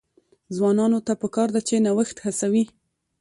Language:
Pashto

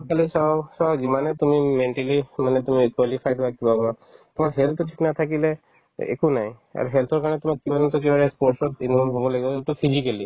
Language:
Assamese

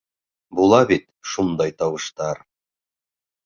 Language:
Bashkir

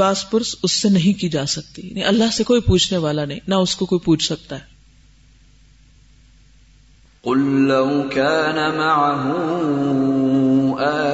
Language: Urdu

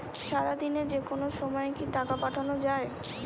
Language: Bangla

